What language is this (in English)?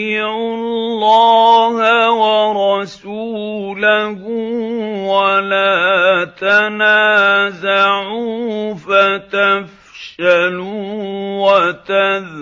Arabic